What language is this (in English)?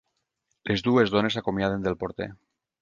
Catalan